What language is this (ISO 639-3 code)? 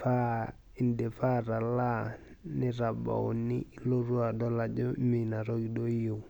mas